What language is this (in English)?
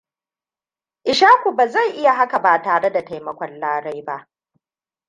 Hausa